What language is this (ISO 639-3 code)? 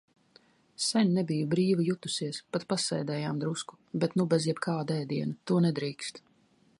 lav